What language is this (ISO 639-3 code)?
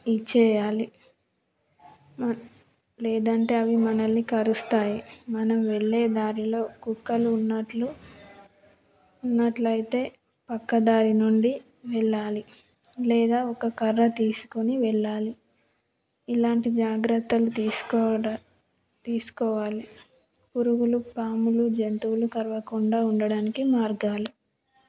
tel